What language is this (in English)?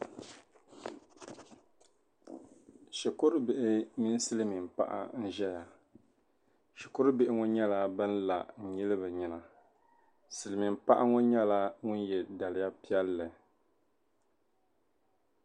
Dagbani